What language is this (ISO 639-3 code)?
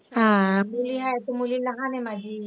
mar